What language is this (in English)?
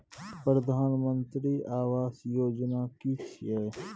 Maithili